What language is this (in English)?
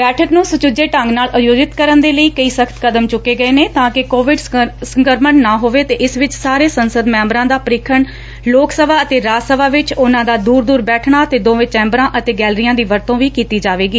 Punjabi